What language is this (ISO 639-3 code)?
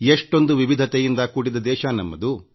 kan